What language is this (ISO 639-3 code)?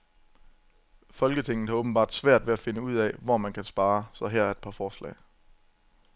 dan